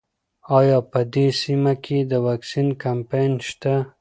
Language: Pashto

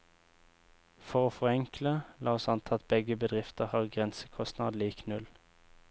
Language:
Norwegian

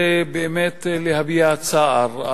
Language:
Hebrew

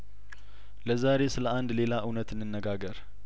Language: Amharic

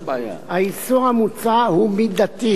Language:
Hebrew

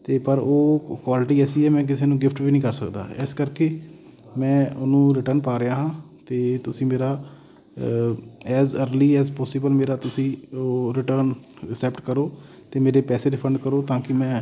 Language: Punjabi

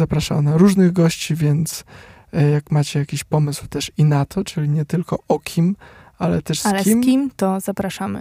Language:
Polish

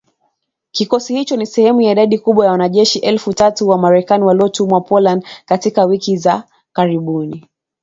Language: Swahili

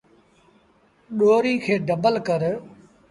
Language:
Sindhi Bhil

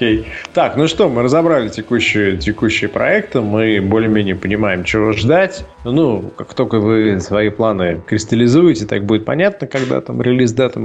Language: Russian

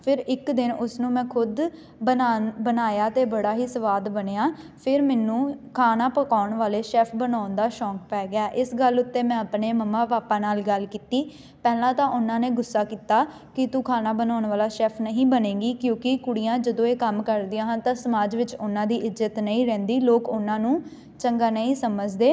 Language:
Punjabi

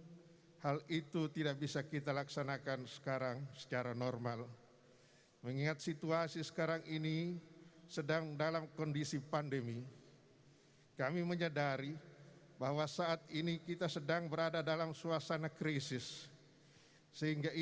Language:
Indonesian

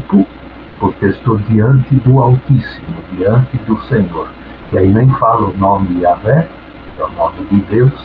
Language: Portuguese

